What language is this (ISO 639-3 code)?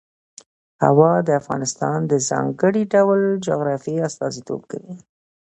pus